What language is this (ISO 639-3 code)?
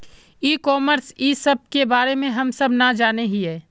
mag